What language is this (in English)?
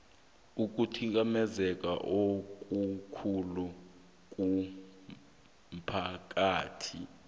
South Ndebele